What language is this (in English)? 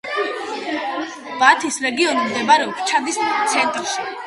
Georgian